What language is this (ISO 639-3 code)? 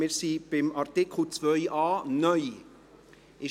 gsw